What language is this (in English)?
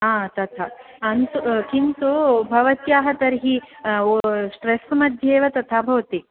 Sanskrit